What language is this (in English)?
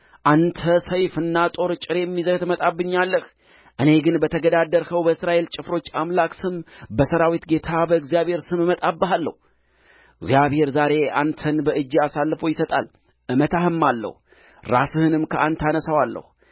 Amharic